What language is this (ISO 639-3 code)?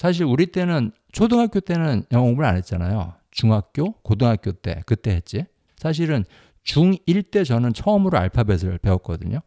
kor